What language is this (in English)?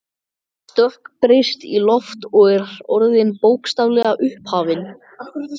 Icelandic